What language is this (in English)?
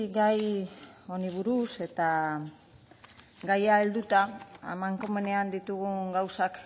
Basque